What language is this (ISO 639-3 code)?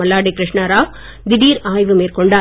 tam